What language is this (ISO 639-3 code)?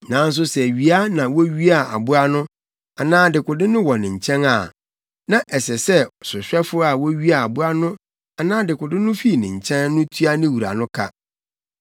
aka